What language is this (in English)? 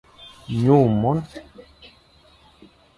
Fang